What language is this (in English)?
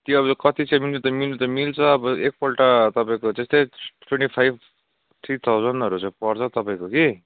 Nepali